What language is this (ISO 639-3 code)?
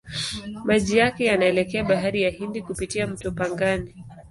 swa